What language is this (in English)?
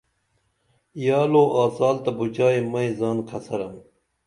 Dameli